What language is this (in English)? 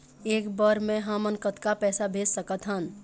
Chhattisgarhi